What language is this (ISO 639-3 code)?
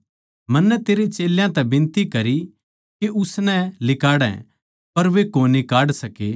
bgc